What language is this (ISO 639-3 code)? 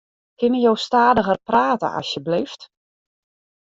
fry